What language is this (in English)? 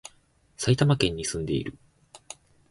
Japanese